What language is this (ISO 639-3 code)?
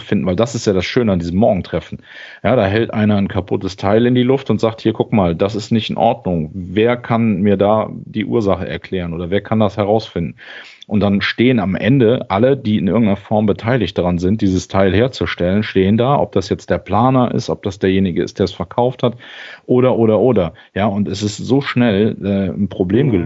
deu